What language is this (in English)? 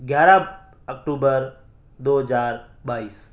Urdu